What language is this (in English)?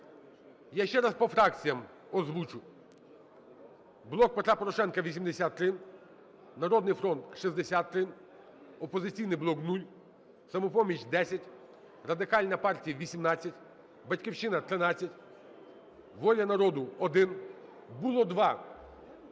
Ukrainian